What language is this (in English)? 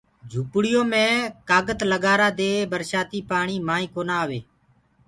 Gurgula